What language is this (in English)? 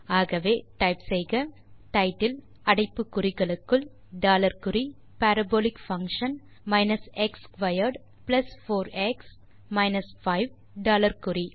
Tamil